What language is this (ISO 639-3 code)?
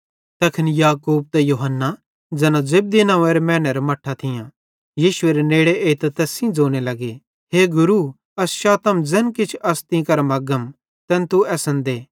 bhd